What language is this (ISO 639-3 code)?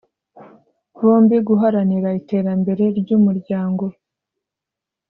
kin